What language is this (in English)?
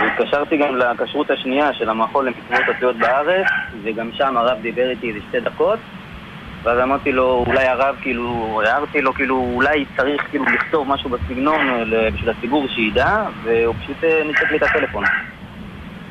Hebrew